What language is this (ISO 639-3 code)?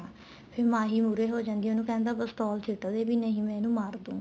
pan